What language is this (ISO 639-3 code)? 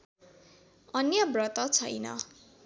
nep